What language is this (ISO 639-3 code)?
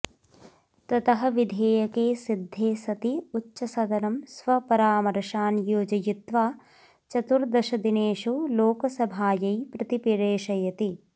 san